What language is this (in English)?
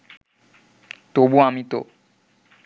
Bangla